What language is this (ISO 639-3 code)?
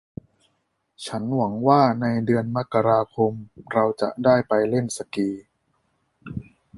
tha